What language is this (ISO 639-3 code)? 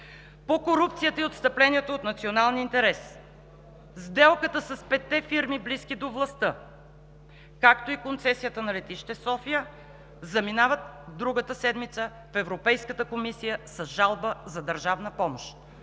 bul